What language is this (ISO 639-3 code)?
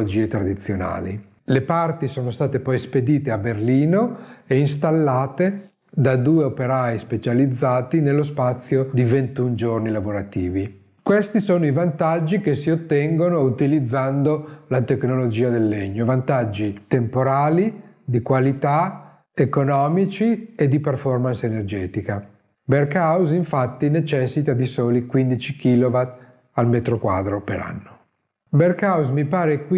ita